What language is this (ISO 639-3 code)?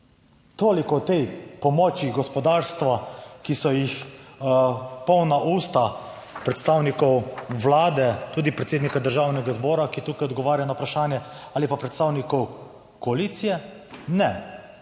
slv